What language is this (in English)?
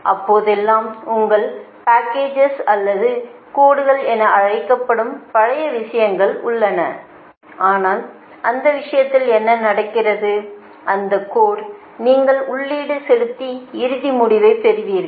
Tamil